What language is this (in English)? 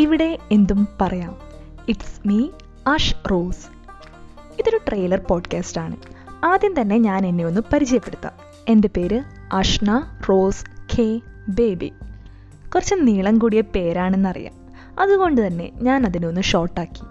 Malayalam